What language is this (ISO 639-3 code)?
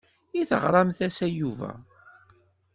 kab